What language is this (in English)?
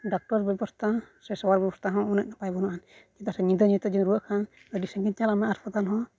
Santali